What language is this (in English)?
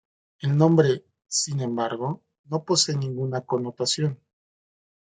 Spanish